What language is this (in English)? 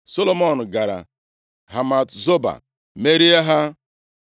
Igbo